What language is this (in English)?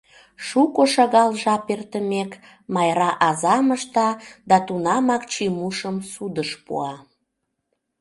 Mari